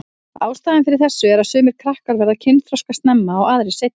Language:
Icelandic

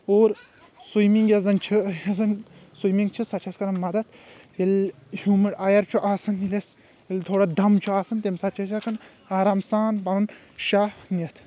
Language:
Kashmiri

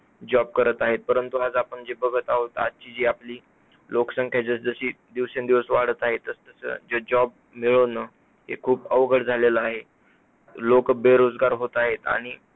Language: Marathi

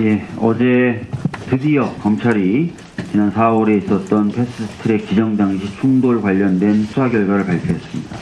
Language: Korean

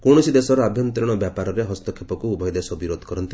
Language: Odia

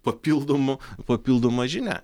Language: Lithuanian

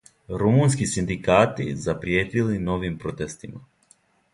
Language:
Serbian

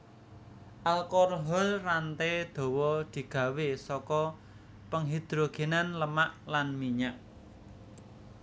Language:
Javanese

